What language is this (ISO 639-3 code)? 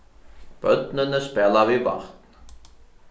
fao